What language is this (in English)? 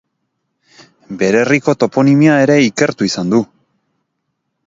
Basque